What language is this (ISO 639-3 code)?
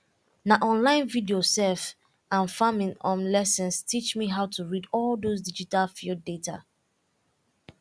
pcm